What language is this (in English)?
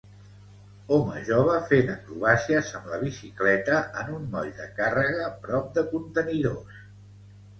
Catalan